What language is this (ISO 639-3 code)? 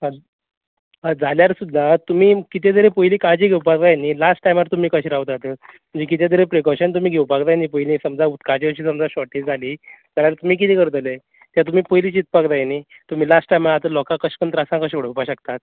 kok